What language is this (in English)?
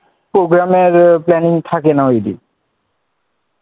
Bangla